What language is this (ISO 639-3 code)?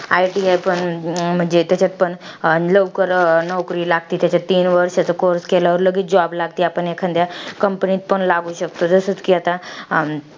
mar